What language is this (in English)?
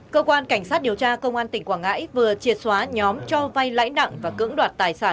Vietnamese